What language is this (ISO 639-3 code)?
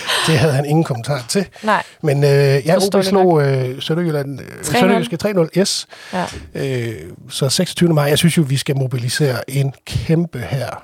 dan